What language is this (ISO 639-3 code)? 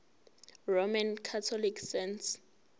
zul